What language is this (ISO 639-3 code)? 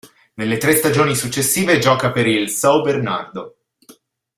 ita